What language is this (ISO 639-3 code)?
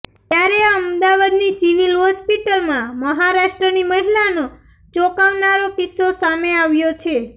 guj